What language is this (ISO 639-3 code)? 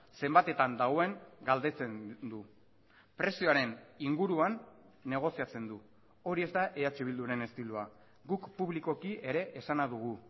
eus